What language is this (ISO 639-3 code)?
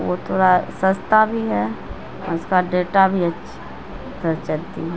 urd